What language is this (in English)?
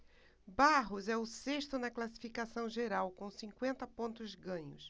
Portuguese